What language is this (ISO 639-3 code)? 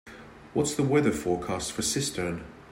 eng